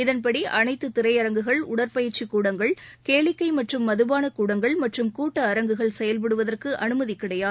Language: Tamil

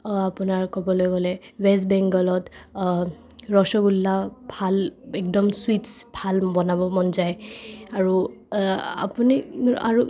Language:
Assamese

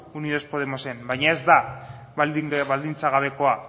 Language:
Basque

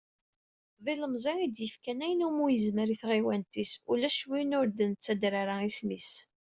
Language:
Kabyle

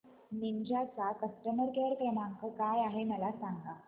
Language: Marathi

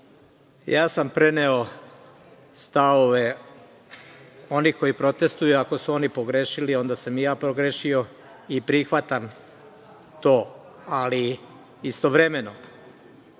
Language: Serbian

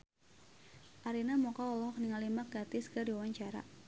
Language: Sundanese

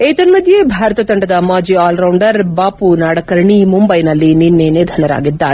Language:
Kannada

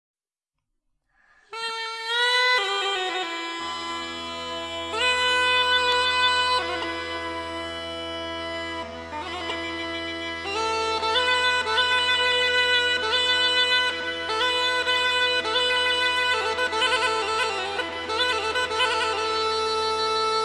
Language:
Bulgarian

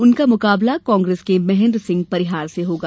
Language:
Hindi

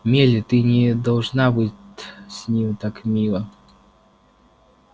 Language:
Russian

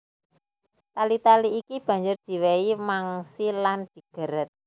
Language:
Javanese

